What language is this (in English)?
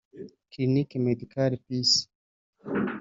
Kinyarwanda